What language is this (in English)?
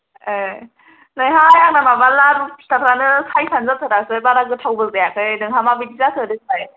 Bodo